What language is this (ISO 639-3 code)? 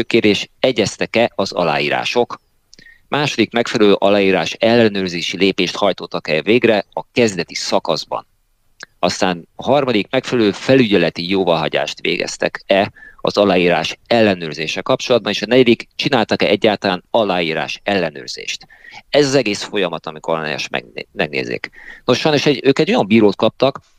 hun